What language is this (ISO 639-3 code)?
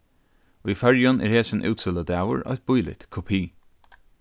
fao